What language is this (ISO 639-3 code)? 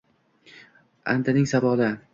uzb